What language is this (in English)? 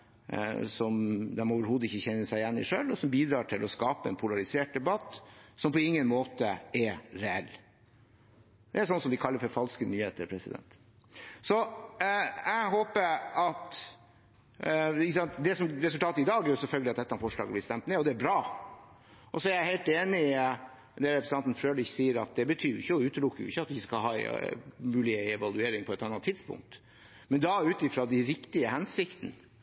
Norwegian Bokmål